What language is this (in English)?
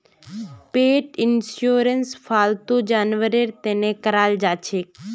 Magahi